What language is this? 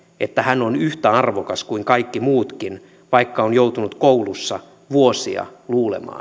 Finnish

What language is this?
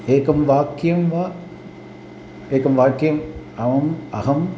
Sanskrit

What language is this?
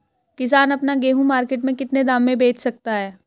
Hindi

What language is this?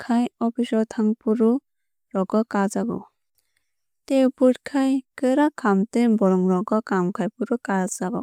Kok Borok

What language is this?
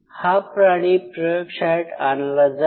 Marathi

